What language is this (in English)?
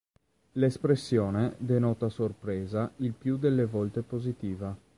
Italian